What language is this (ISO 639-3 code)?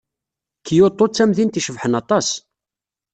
kab